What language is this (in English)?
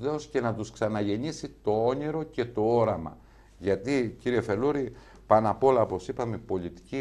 Greek